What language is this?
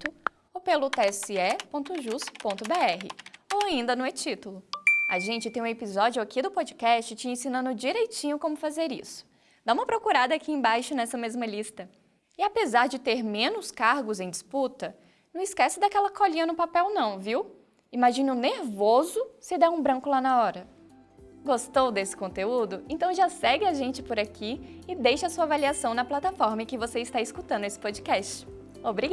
Portuguese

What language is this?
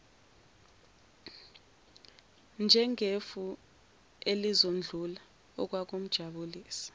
Zulu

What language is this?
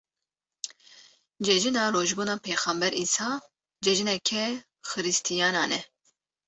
Kurdish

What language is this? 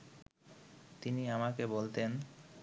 Bangla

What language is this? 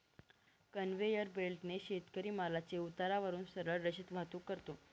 Marathi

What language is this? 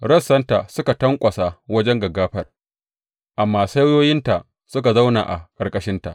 Hausa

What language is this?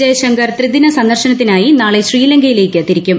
Malayalam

